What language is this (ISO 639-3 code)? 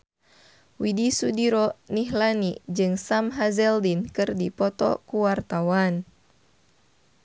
sun